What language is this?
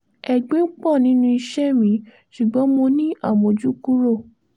Yoruba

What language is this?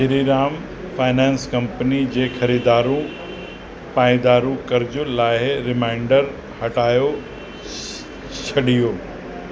Sindhi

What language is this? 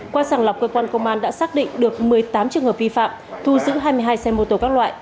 Vietnamese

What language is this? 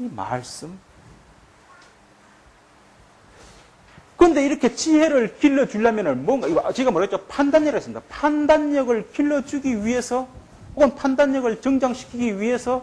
Korean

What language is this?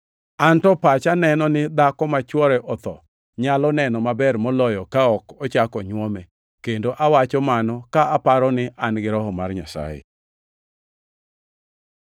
Luo (Kenya and Tanzania)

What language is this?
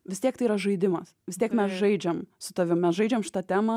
Lithuanian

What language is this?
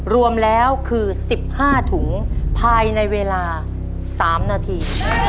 Thai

